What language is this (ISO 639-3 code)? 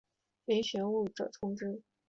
zho